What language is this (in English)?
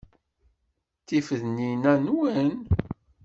Kabyle